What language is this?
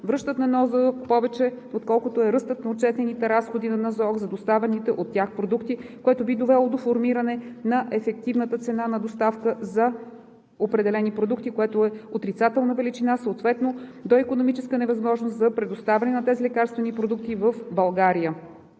Bulgarian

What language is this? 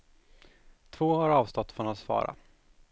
Swedish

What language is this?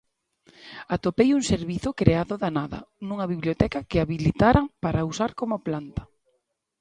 Galician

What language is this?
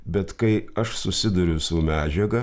Lithuanian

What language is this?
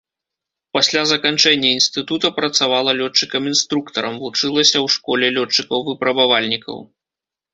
Belarusian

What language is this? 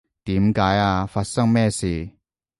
Cantonese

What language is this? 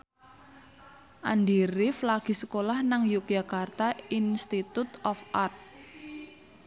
Javanese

